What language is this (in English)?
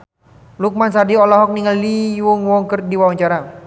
Sundanese